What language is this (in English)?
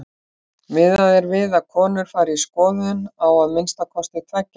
Icelandic